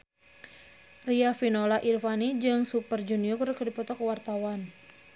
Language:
Sundanese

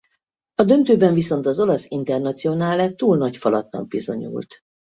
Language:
Hungarian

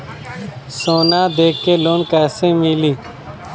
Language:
Bhojpuri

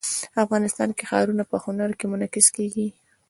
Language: Pashto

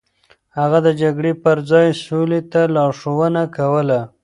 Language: Pashto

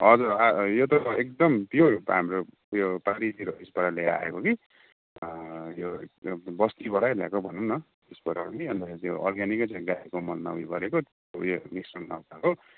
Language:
Nepali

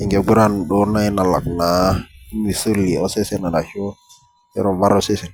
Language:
Masai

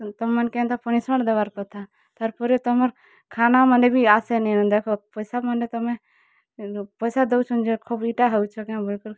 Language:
Odia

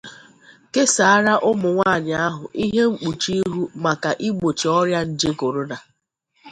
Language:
Igbo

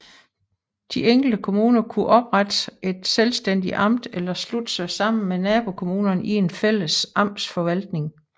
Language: Danish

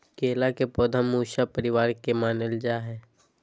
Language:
Magahi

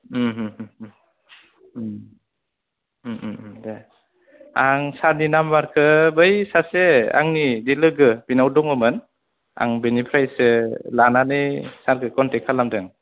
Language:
Bodo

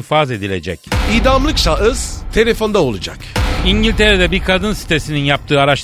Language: Turkish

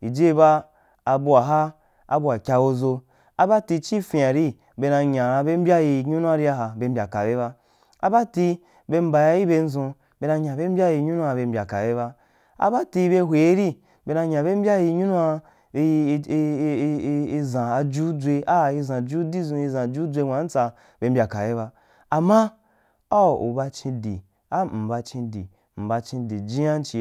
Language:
Wapan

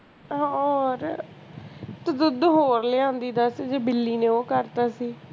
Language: Punjabi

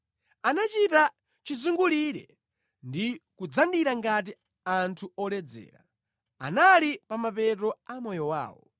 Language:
Nyanja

